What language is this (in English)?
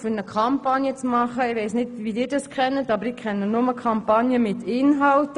Swiss German